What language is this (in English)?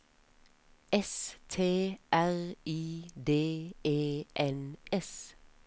Norwegian